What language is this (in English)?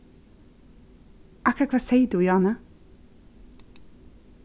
Faroese